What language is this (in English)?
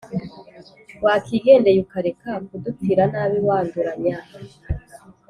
Kinyarwanda